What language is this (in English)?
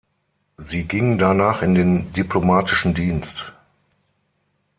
German